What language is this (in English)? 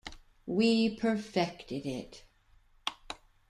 English